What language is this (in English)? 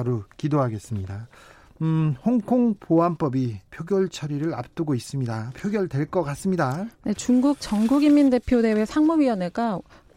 Korean